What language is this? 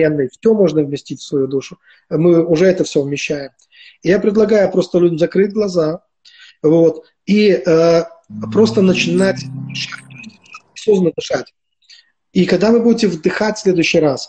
Russian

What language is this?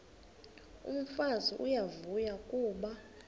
Xhosa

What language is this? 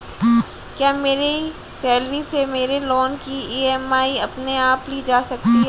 Hindi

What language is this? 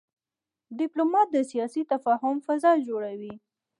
Pashto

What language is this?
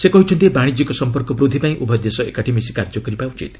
Odia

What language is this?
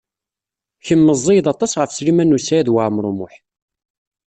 Kabyle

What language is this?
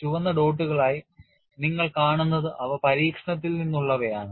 Malayalam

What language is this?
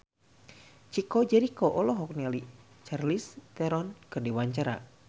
Sundanese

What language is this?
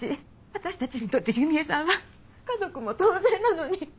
Japanese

